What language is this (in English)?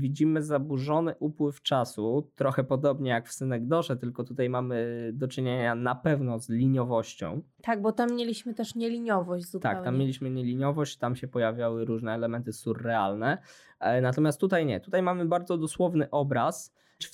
Polish